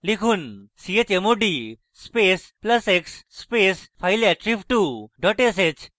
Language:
Bangla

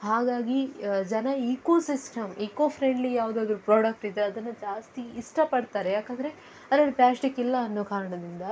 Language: Kannada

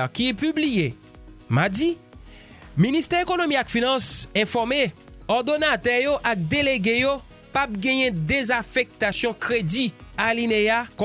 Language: French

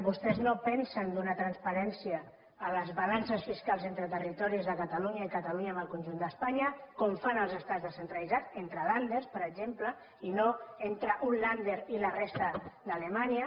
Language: Catalan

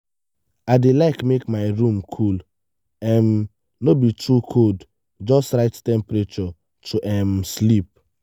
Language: Nigerian Pidgin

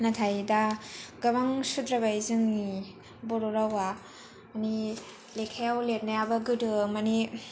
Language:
Bodo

